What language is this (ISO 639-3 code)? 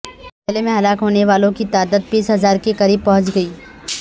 urd